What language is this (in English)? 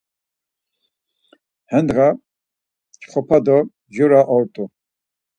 Laz